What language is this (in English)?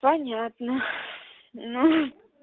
Russian